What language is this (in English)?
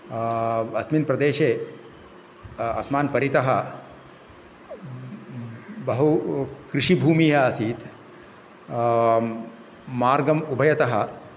Sanskrit